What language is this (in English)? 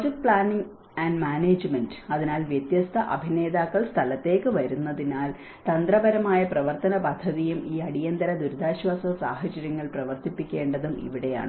Malayalam